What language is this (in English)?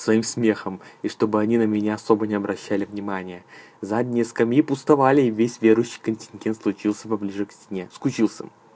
Russian